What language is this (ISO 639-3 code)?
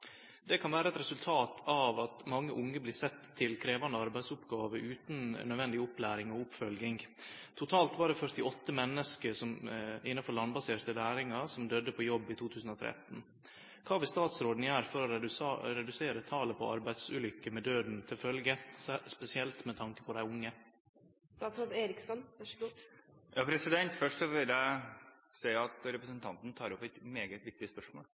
nor